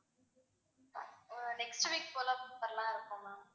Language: Tamil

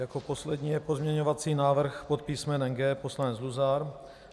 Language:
Czech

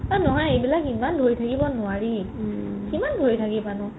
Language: Assamese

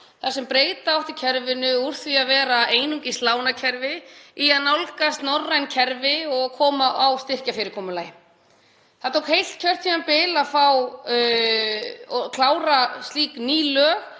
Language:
Icelandic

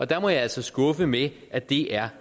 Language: Danish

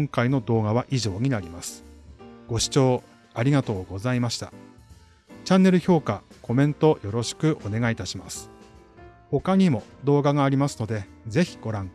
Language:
Japanese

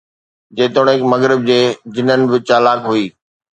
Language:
Sindhi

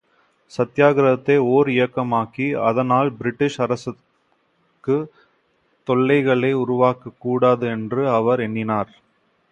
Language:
Tamil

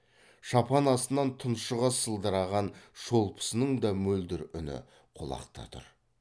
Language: Kazakh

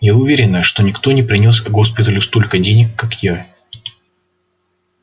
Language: Russian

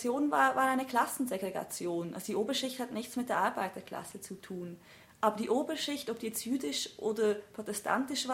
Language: German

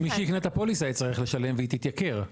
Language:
Hebrew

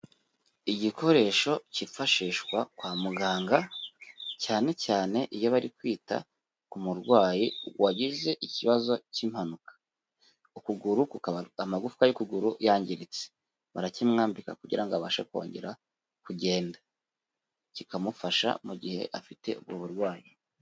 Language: Kinyarwanda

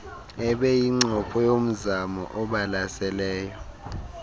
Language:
Xhosa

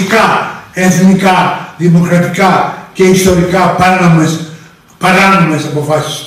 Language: Greek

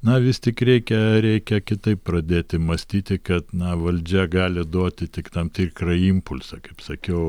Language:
Lithuanian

